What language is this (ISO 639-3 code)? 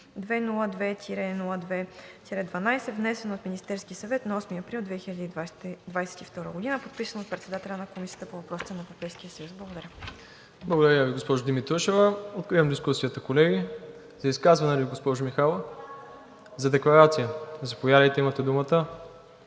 bul